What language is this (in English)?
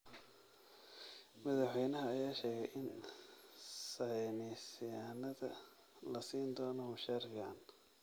Somali